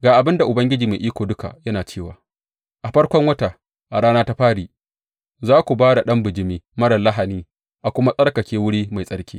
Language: Hausa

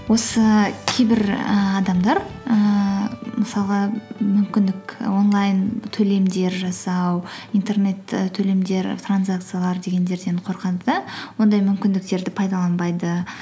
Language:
Kazakh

